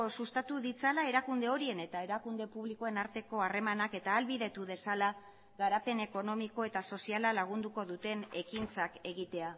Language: Basque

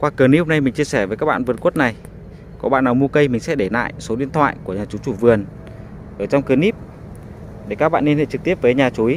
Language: Vietnamese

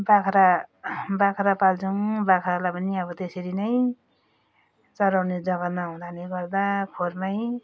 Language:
Nepali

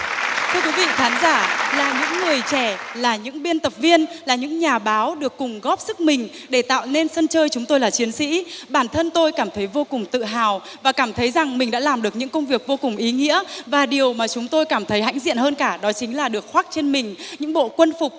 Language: Vietnamese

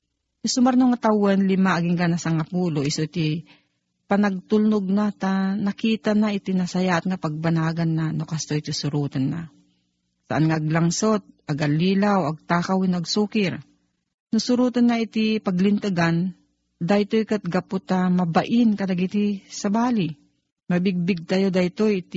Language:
Filipino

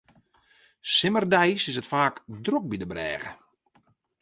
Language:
Western Frisian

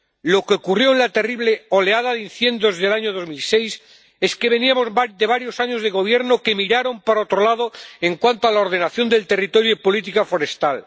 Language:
Spanish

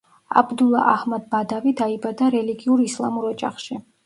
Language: Georgian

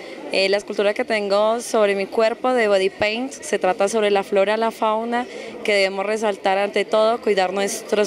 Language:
Spanish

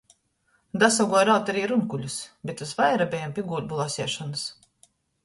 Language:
Latgalian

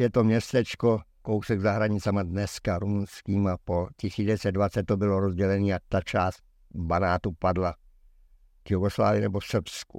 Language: Czech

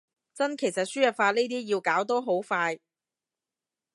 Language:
Cantonese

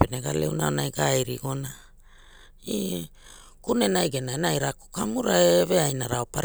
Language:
Hula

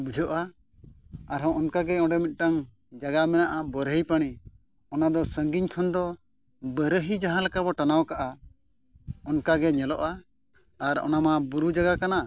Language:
Santali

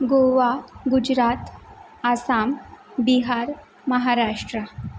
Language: Marathi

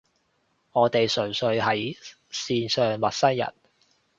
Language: Cantonese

